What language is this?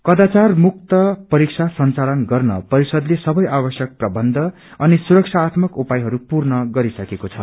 Nepali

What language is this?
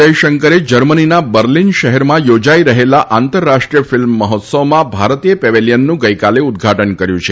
Gujarati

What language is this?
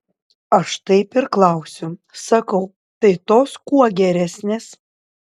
Lithuanian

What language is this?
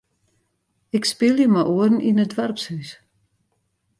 Western Frisian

